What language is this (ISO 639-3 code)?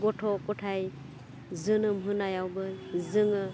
brx